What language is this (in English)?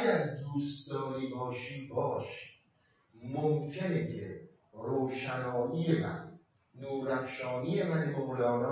Persian